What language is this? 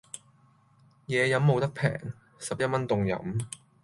Cantonese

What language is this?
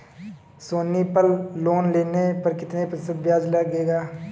Hindi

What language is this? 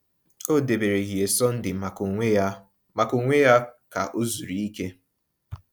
Igbo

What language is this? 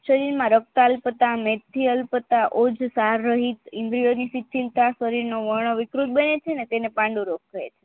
Gujarati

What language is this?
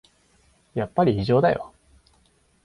Japanese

